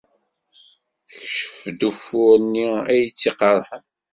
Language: Kabyle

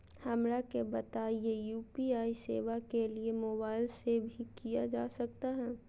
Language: Magahi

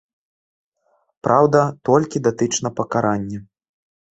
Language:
Belarusian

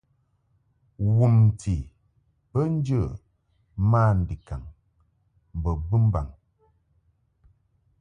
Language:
Mungaka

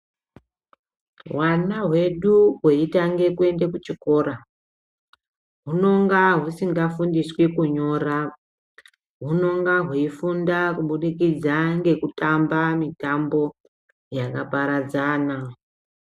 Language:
Ndau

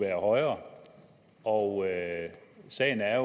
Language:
Danish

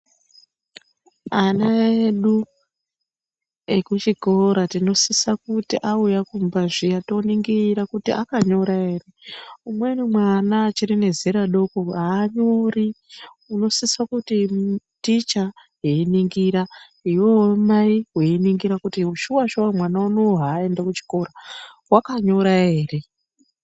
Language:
Ndau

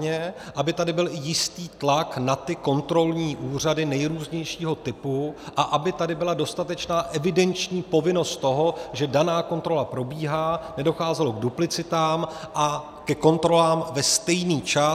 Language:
Czech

